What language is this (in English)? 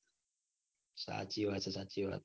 Gujarati